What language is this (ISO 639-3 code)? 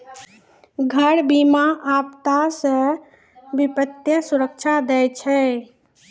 mai